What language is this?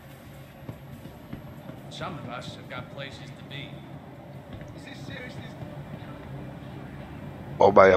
French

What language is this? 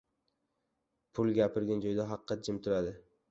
Uzbek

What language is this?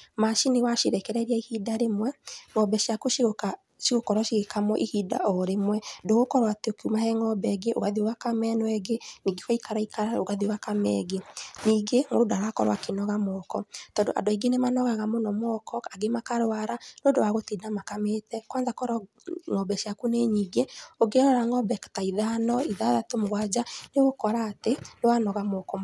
Kikuyu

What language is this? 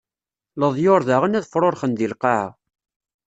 Kabyle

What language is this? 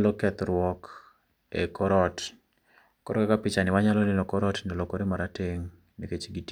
Luo (Kenya and Tanzania)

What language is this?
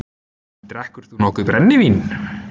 Icelandic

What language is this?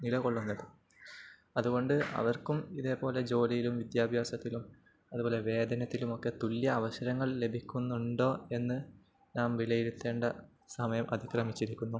Malayalam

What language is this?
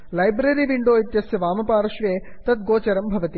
Sanskrit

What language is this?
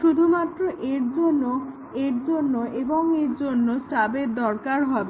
Bangla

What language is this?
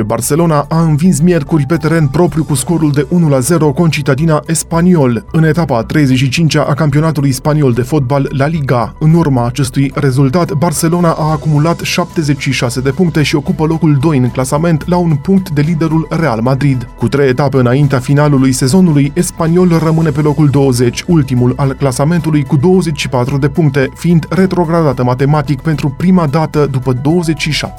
Romanian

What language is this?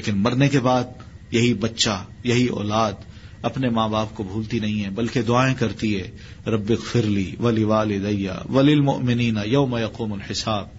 Urdu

